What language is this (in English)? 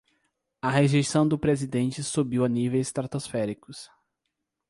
Portuguese